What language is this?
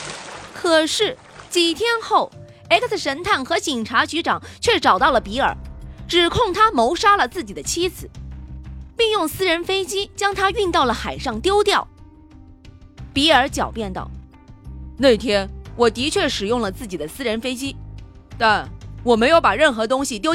Chinese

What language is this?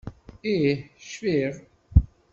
Kabyle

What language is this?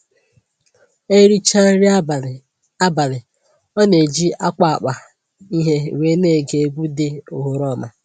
Igbo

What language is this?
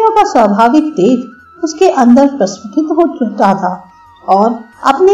Hindi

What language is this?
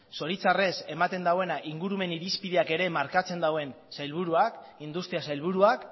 Basque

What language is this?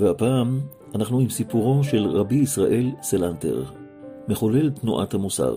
Hebrew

